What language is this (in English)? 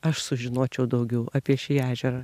Lithuanian